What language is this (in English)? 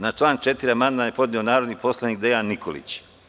Serbian